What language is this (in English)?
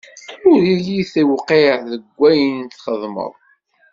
Kabyle